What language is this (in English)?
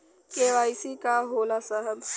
Bhojpuri